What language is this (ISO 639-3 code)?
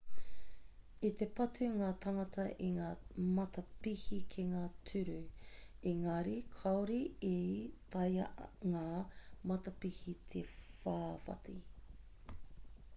mri